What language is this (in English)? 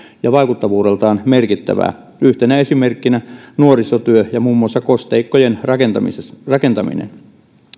Finnish